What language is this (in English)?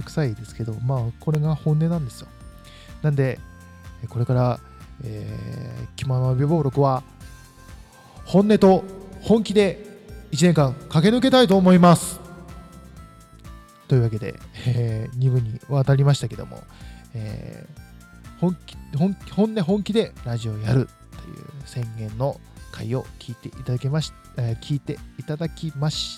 Japanese